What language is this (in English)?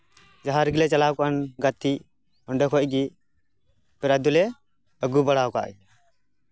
Santali